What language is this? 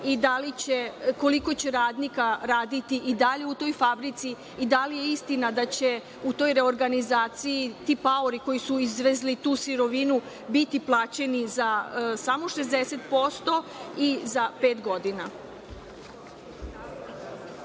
Serbian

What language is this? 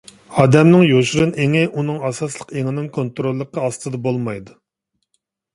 Uyghur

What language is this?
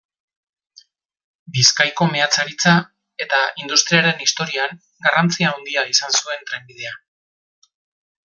Basque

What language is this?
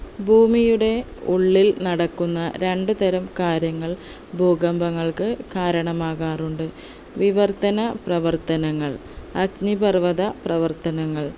Malayalam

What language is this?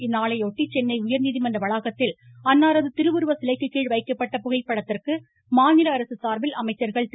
Tamil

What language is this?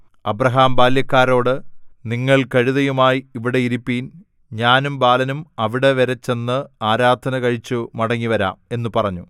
Malayalam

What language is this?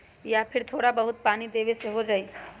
Magahi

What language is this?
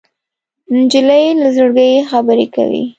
Pashto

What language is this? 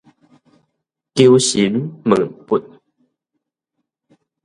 Min Nan Chinese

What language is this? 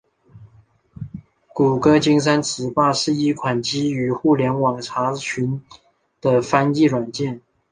Chinese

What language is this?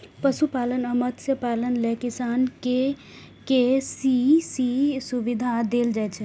Maithili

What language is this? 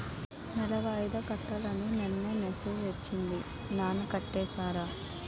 Telugu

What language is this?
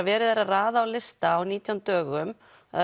Icelandic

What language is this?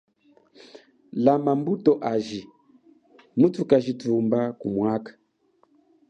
Chokwe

